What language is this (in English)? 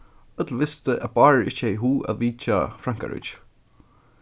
Faroese